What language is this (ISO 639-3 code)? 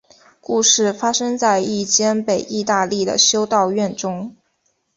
zho